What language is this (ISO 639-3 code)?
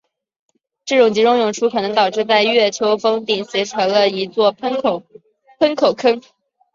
zho